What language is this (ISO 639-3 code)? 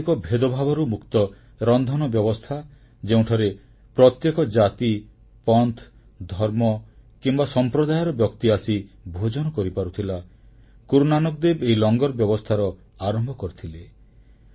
ori